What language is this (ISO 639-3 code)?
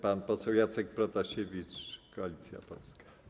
pol